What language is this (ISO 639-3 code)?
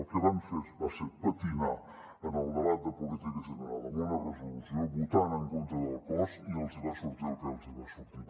cat